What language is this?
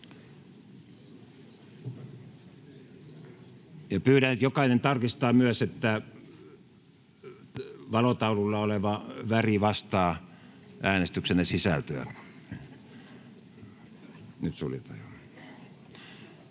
Finnish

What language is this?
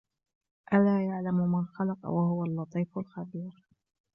Arabic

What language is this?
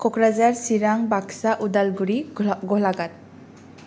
Bodo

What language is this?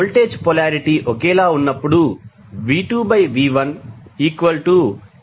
Telugu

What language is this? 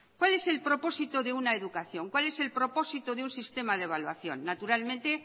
Spanish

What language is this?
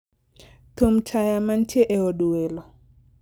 Luo (Kenya and Tanzania)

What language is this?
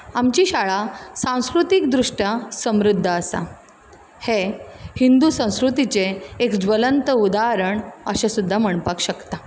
Konkani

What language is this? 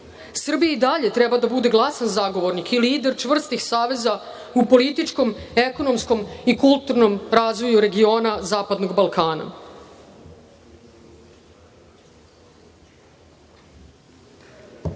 Serbian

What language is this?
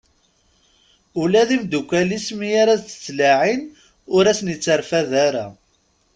Kabyle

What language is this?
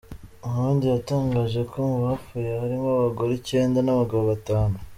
Kinyarwanda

